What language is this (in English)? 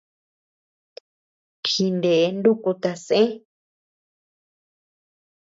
Tepeuxila Cuicatec